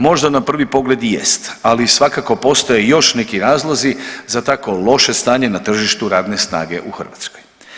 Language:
Croatian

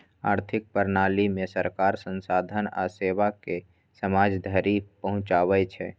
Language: Maithili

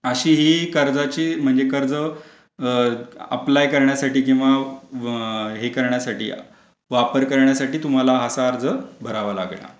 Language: Marathi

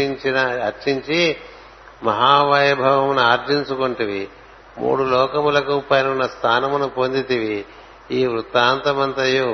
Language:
Telugu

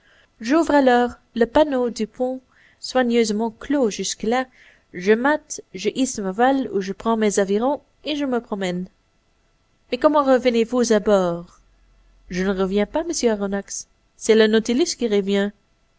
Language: French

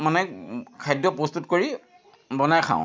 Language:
Assamese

